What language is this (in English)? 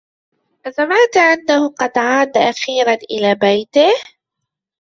Arabic